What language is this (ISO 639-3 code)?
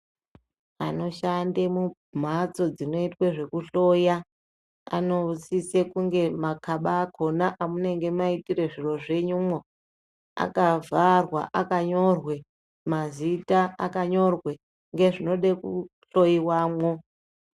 ndc